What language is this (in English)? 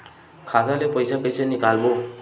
Chhattisgarhi